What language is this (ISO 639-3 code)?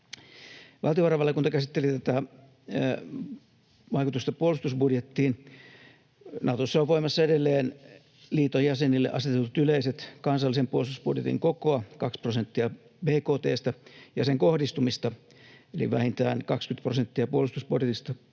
fin